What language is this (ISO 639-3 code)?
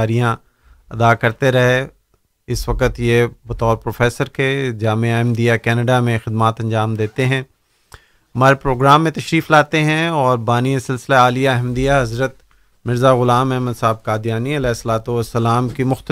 urd